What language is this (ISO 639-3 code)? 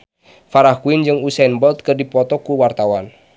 sun